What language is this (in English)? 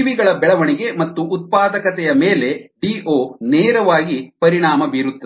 Kannada